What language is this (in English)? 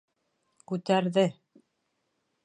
Bashkir